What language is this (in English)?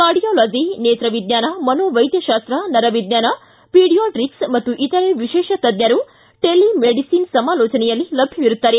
Kannada